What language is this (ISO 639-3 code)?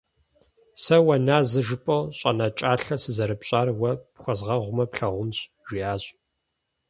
kbd